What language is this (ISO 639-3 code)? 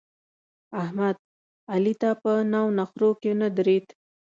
pus